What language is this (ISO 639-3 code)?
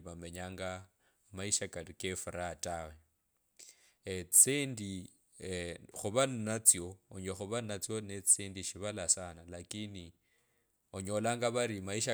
lkb